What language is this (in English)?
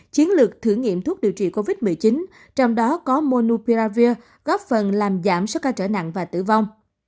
Vietnamese